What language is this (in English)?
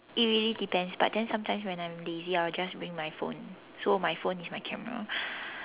English